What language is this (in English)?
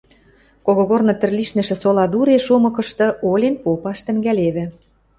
Western Mari